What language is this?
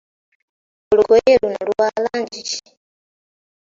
Ganda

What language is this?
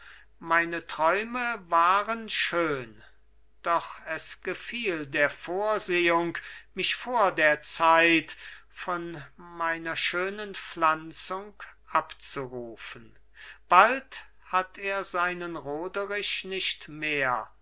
German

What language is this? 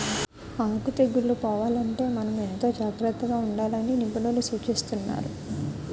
Telugu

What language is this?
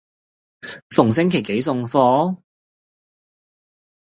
Cantonese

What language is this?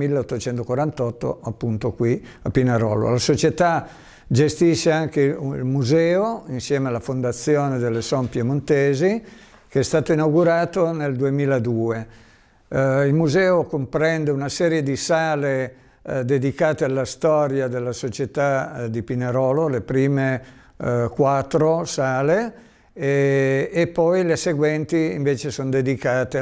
Italian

